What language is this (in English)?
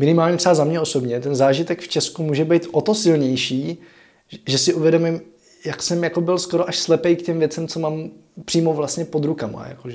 Czech